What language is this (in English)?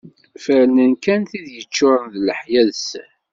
Kabyle